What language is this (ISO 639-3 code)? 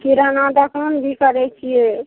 mai